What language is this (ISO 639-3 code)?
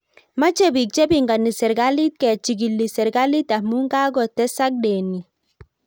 kln